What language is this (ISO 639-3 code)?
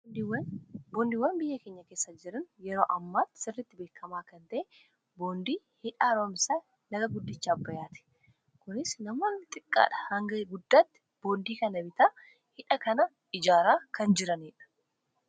orm